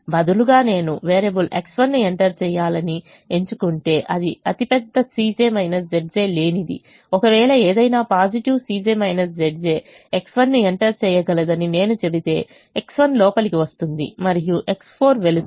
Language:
Telugu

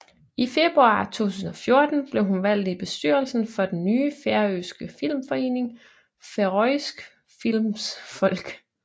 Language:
Danish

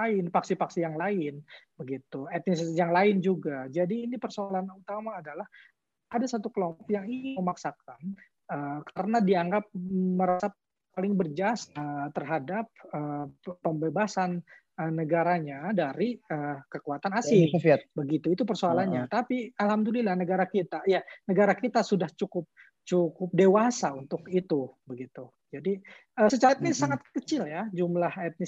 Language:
Indonesian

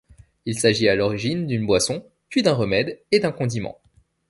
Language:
French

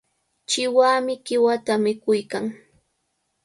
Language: Cajatambo North Lima Quechua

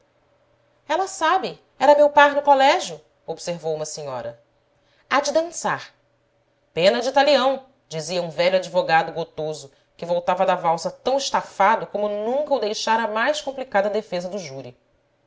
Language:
Portuguese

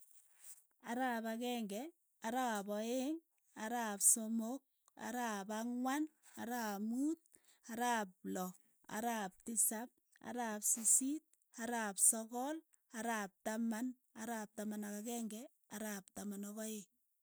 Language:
Keiyo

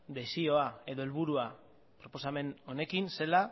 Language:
Basque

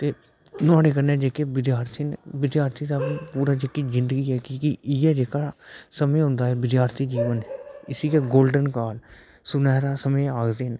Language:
Dogri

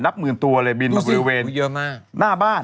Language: Thai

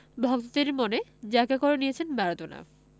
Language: Bangla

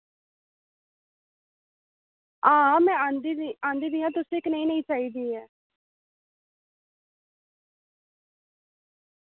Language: Dogri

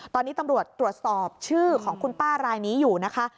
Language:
Thai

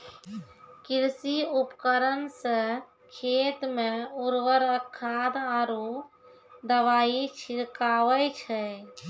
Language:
Maithili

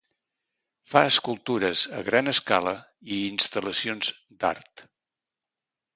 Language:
Catalan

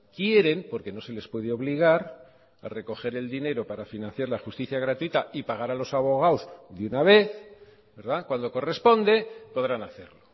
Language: Spanish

